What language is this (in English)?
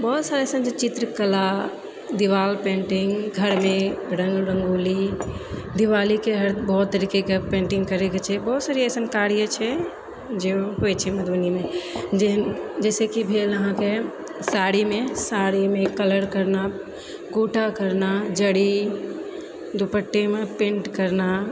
Maithili